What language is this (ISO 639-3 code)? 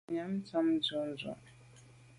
byv